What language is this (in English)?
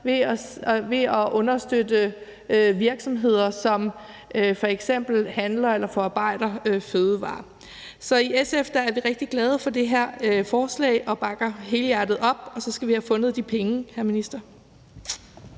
Danish